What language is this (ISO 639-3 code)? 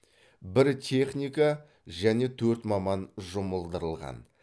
kaz